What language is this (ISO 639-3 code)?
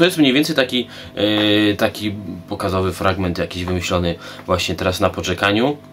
pol